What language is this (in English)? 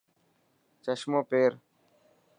Dhatki